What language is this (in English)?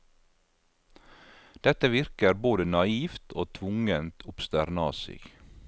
Norwegian